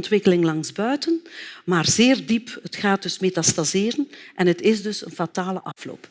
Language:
Dutch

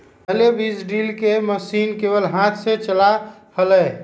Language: Magahi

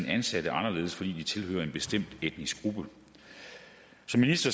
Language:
Danish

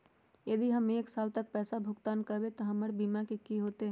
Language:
Magahi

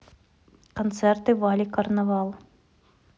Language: Russian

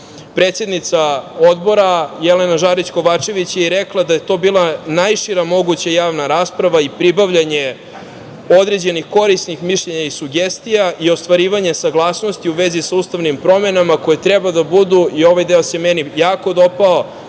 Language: Serbian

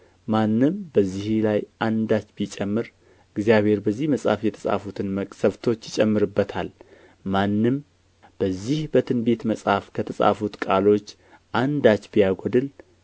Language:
Amharic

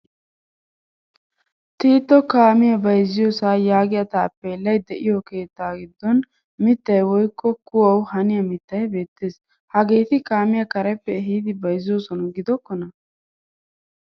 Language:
Wolaytta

